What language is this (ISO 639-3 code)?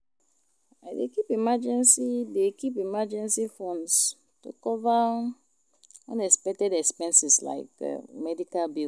pcm